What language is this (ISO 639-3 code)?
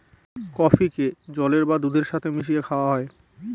ben